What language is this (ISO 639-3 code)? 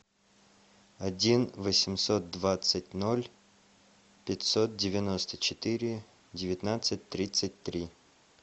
rus